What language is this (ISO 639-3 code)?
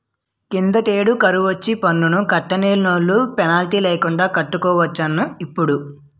tel